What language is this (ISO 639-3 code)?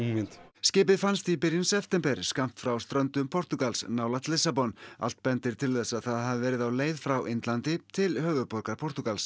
isl